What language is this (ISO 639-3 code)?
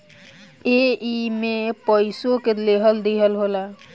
bho